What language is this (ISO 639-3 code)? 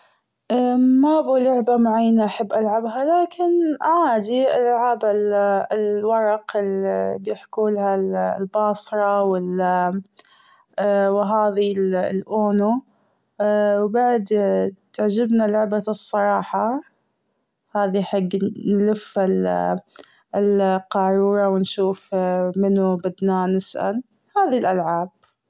afb